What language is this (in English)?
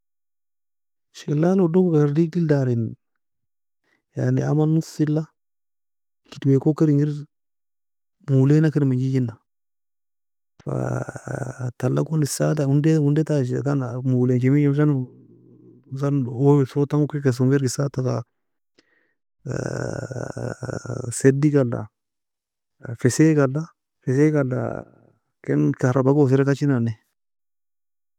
Nobiin